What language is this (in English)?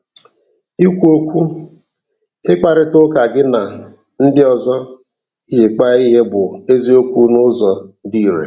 Igbo